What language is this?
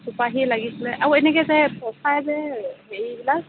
Assamese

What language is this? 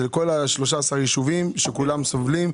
Hebrew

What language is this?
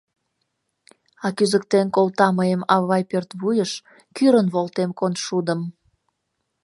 Mari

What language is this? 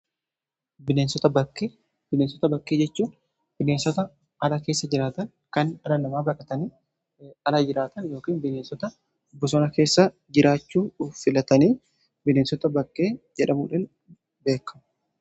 Oromo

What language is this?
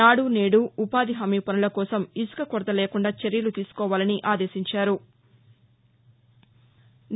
Telugu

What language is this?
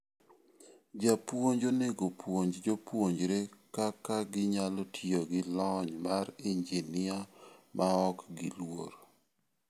Luo (Kenya and Tanzania)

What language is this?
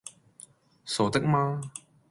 Cantonese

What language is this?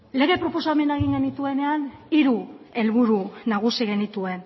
Basque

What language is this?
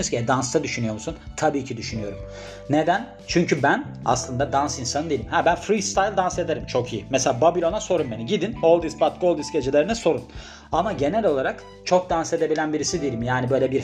Turkish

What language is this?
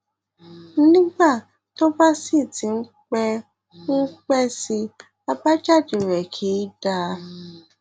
Yoruba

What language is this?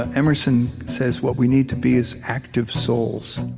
English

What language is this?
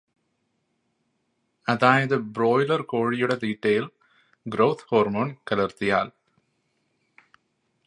Malayalam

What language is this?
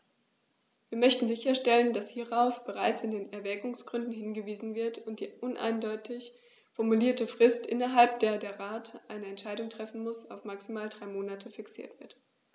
German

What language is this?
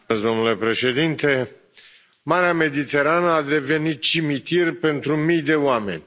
Romanian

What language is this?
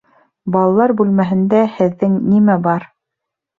Bashkir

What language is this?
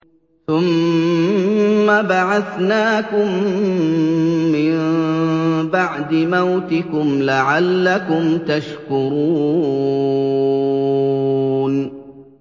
Arabic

